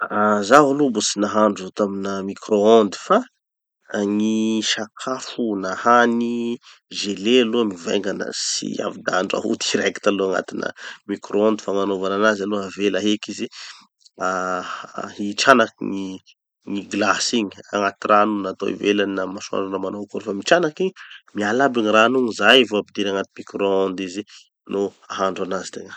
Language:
Tanosy Malagasy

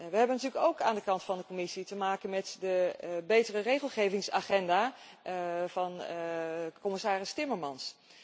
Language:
Dutch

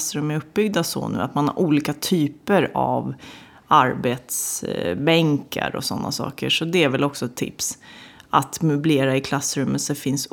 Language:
Swedish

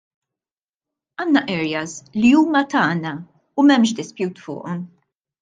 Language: Maltese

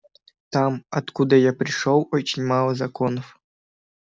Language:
Russian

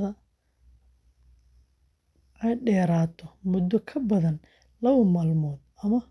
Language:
Somali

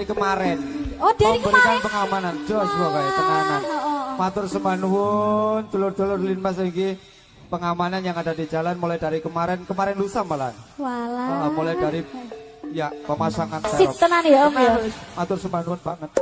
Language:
Indonesian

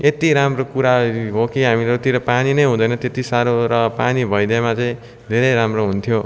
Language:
Nepali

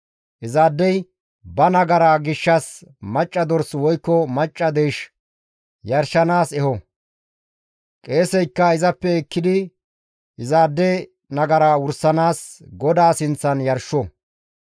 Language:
Gamo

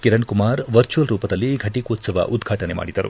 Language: Kannada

